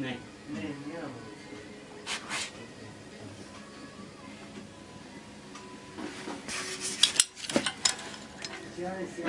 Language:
Bulgarian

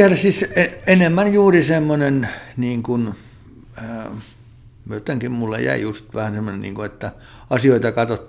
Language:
Finnish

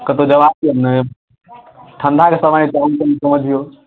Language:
Maithili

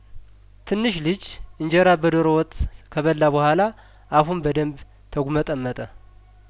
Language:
Amharic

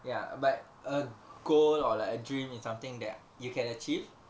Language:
English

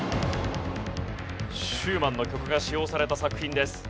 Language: Japanese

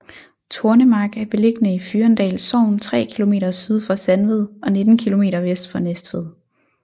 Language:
Danish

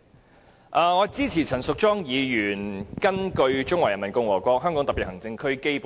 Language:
Cantonese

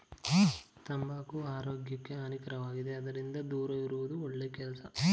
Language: Kannada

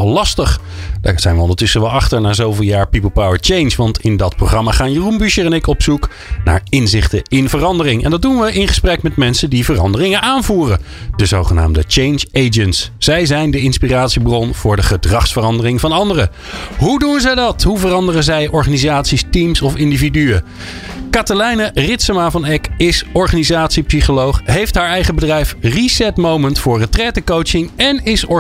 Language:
Dutch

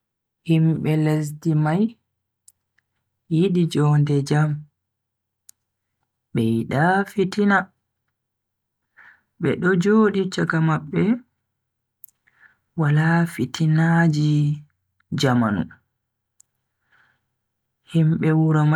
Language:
Bagirmi Fulfulde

